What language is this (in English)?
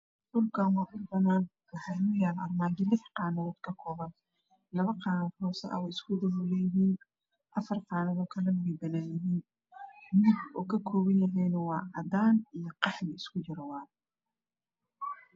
Somali